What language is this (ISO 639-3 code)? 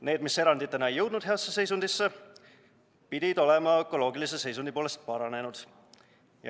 est